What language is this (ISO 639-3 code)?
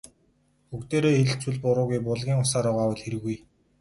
mon